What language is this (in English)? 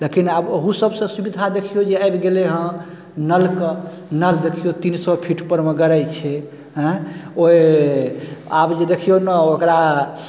Maithili